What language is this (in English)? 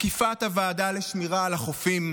Hebrew